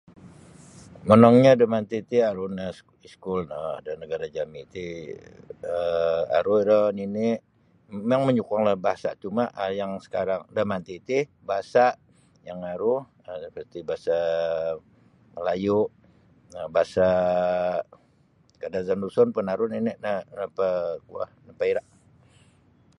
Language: Sabah Bisaya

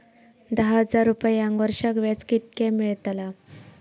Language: Marathi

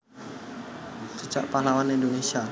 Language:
Javanese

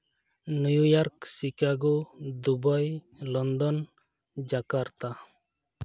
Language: Santali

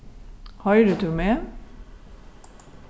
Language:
Faroese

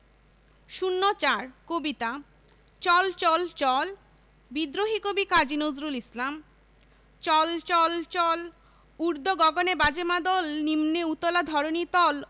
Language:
Bangla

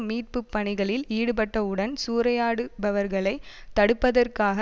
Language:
Tamil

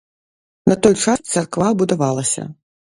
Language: Belarusian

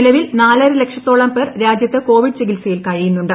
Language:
Malayalam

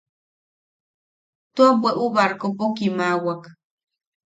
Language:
Yaqui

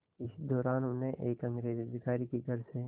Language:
Hindi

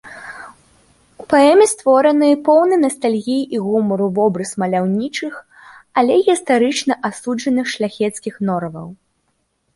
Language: Belarusian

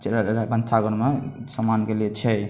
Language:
Maithili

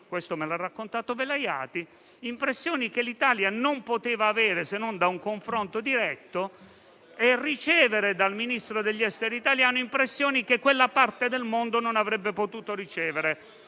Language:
Italian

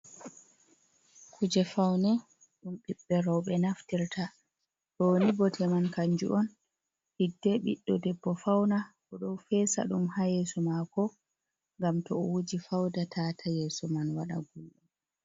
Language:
Fula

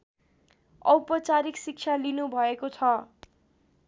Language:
Nepali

